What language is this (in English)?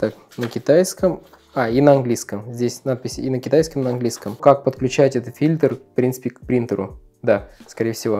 Russian